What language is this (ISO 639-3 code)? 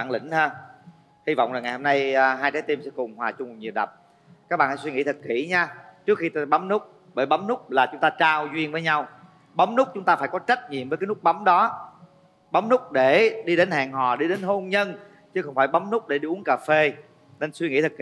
vie